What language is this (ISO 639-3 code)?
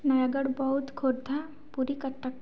ori